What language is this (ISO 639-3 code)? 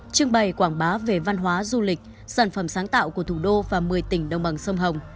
vie